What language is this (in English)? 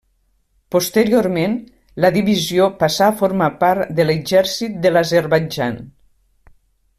Catalan